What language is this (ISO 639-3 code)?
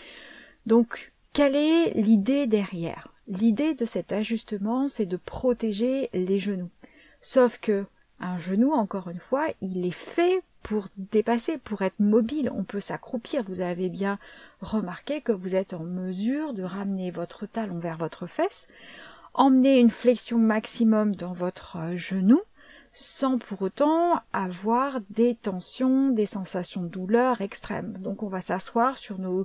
fra